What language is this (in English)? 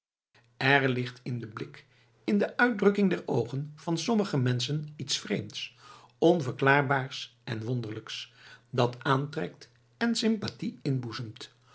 Dutch